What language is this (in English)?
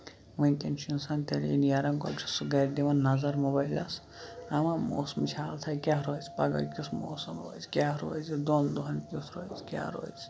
Kashmiri